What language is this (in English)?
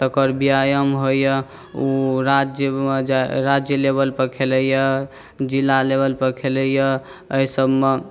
Maithili